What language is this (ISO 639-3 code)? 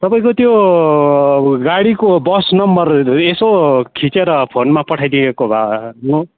nep